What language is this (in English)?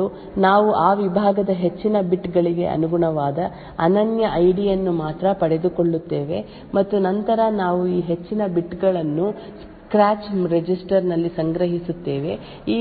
Kannada